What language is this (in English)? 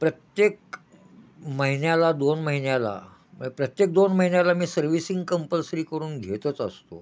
Marathi